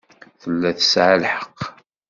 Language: Kabyle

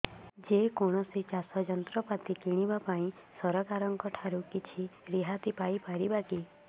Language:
Odia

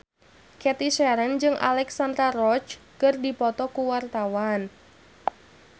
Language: Sundanese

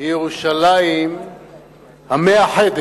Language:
Hebrew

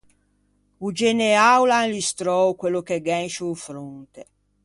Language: Ligurian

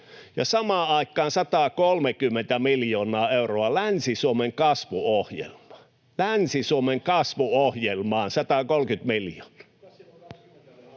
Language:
Finnish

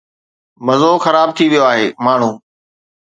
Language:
Sindhi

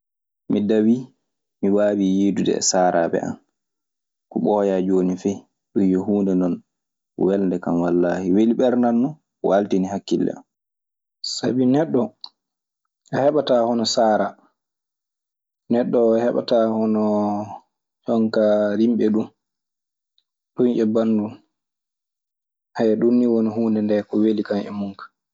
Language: Maasina Fulfulde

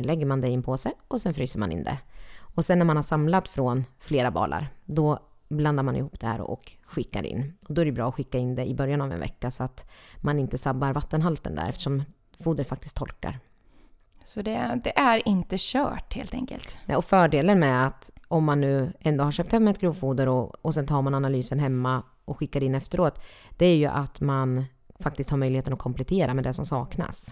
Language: Swedish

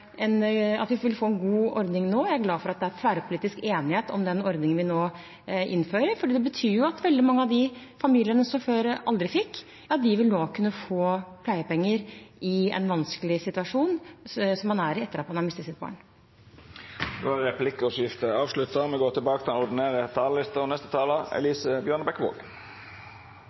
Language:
Norwegian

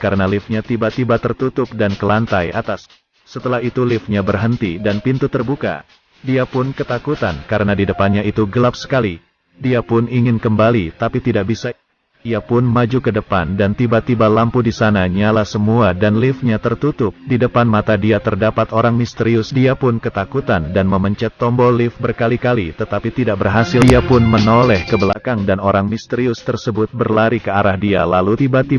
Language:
Indonesian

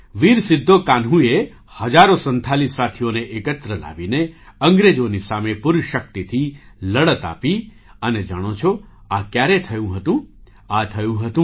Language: Gujarati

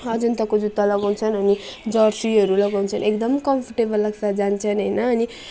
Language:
Nepali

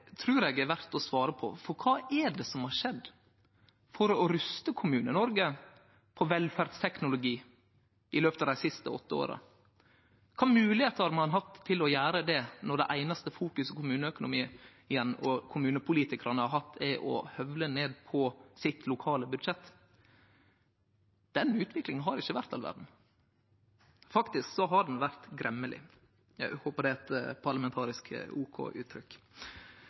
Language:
Norwegian Nynorsk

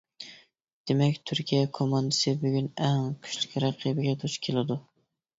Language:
Uyghur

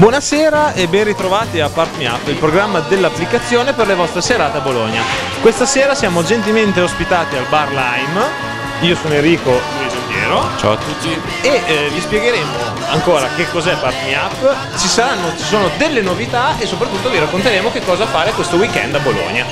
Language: Italian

